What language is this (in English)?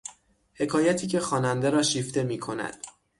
Persian